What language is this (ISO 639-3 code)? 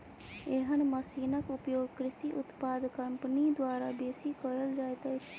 mai